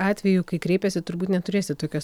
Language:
Lithuanian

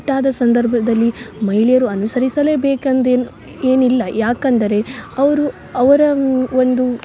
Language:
Kannada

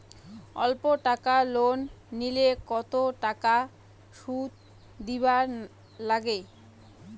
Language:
Bangla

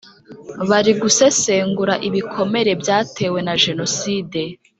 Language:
Kinyarwanda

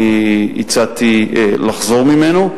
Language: Hebrew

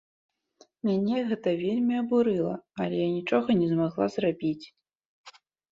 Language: Belarusian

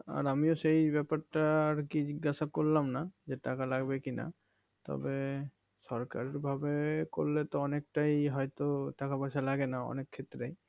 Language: Bangla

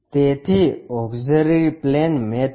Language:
Gujarati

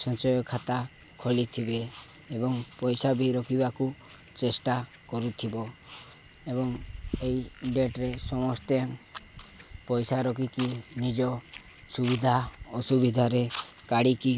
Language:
Odia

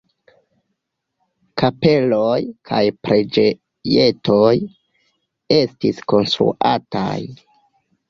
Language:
Esperanto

